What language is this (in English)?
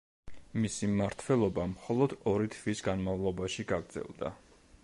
Georgian